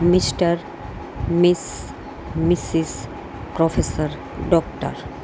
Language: Gujarati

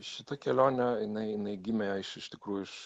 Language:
Lithuanian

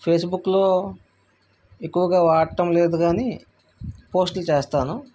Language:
Telugu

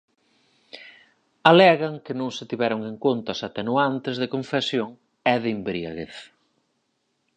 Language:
Galician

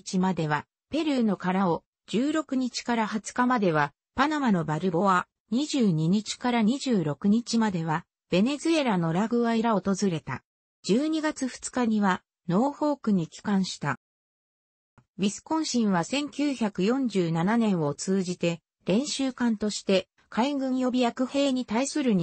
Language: Japanese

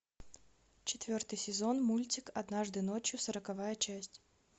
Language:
Russian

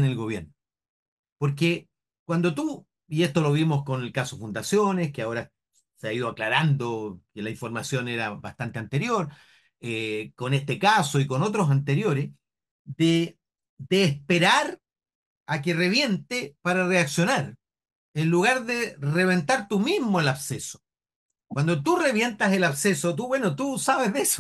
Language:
Spanish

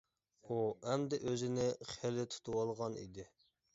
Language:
Uyghur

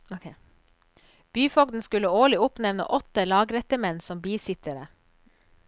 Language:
Norwegian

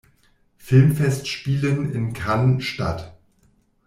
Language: German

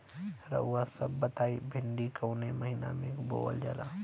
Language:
Bhojpuri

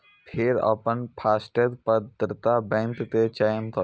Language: Maithili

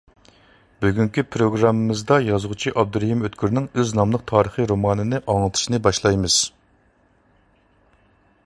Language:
Uyghur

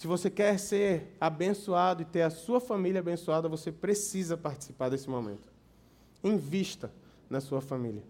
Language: Portuguese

